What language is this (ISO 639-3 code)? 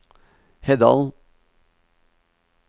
nor